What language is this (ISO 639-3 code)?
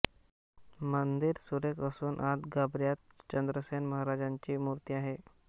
mar